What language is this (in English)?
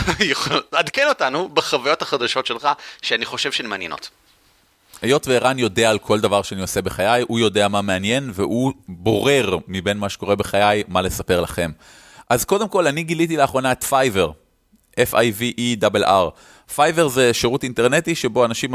Hebrew